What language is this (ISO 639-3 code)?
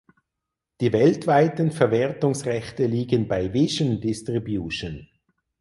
deu